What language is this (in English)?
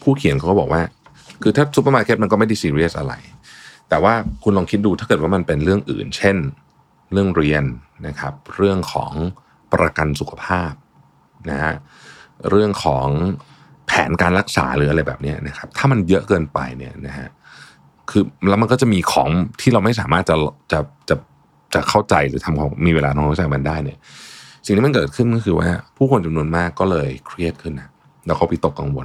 Thai